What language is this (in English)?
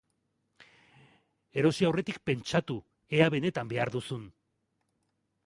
Basque